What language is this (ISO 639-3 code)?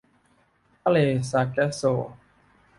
tha